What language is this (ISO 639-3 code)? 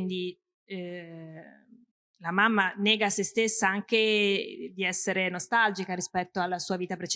ita